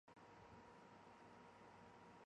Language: Chinese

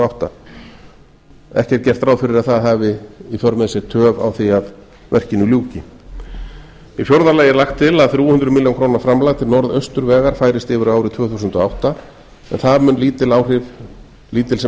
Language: Icelandic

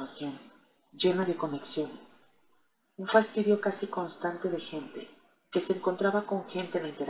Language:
Spanish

